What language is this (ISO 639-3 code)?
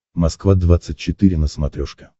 rus